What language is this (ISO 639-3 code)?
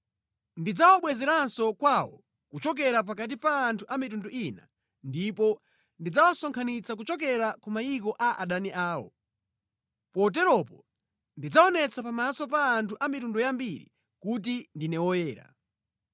nya